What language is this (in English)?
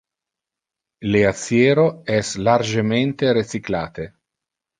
Interlingua